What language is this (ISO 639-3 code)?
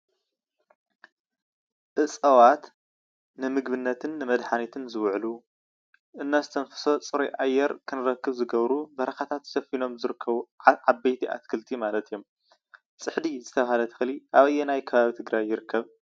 tir